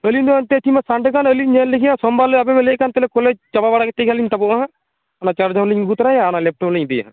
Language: Santali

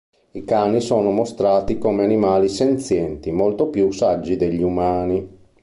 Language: Italian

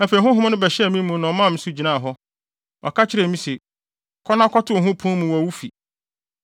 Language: Akan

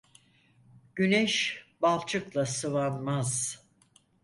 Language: Turkish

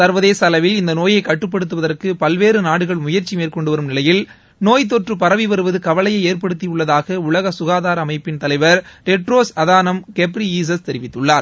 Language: Tamil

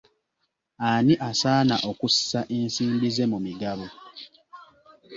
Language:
Ganda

